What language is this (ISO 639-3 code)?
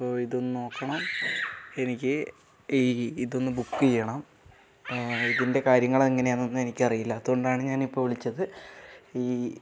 mal